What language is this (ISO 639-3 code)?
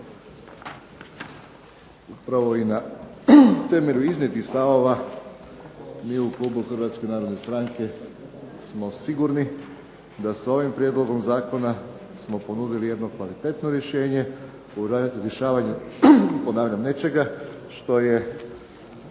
hrv